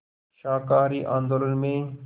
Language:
Hindi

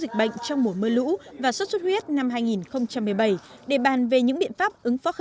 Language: Vietnamese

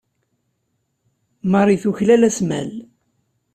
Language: Kabyle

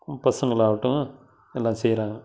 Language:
Tamil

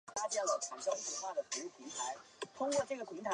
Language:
Chinese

